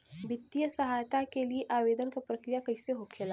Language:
Bhojpuri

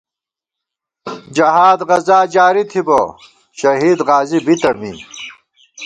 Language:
Gawar-Bati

